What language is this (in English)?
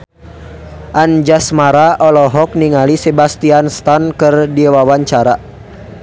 Sundanese